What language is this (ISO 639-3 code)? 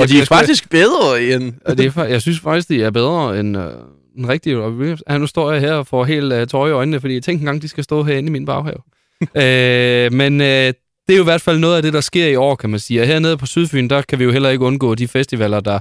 dan